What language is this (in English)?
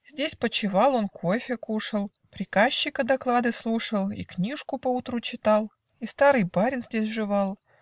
Russian